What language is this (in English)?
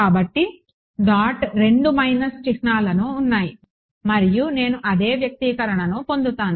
Telugu